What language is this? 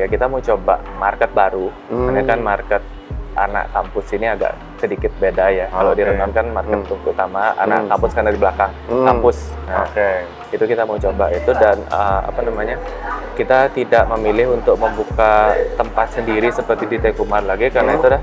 Indonesian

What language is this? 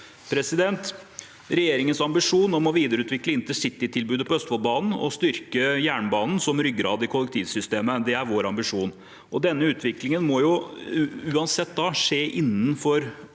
Norwegian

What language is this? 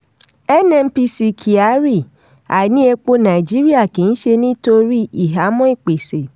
Yoruba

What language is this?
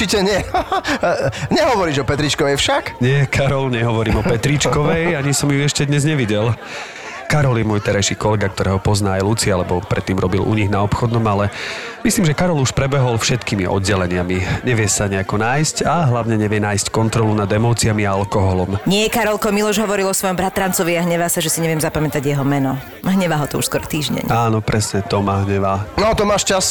Slovak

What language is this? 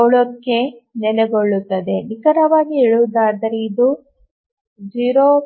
Kannada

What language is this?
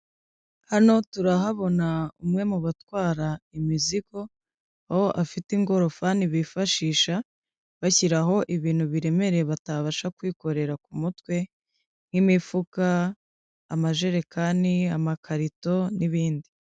Kinyarwanda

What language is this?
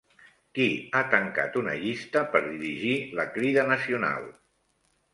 Catalan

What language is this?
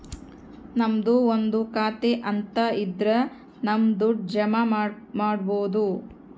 Kannada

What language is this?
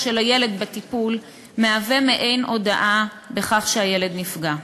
Hebrew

